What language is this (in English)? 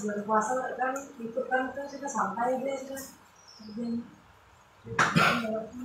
Indonesian